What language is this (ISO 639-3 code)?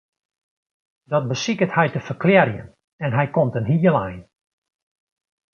fry